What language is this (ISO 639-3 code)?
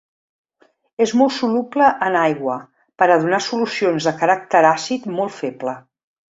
cat